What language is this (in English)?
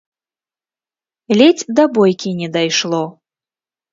Belarusian